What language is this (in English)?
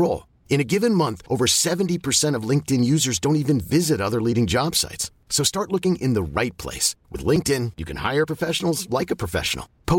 Filipino